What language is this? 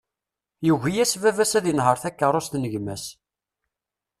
Kabyle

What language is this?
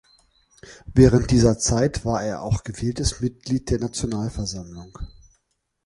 German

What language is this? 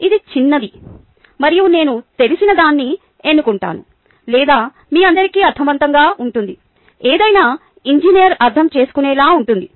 Telugu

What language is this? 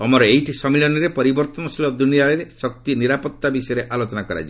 Odia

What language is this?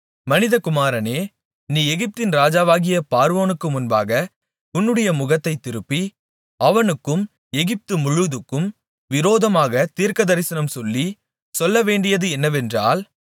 Tamil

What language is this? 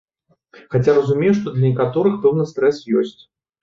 Belarusian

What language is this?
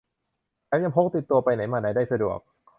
Thai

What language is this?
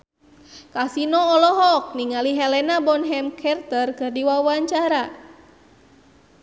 Sundanese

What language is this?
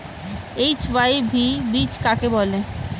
Bangla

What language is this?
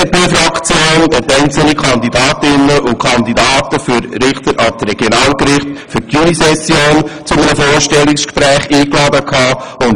Swiss German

